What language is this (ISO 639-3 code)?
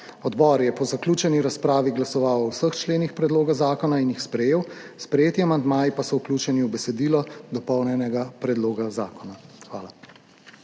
slv